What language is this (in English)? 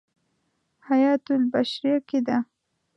Pashto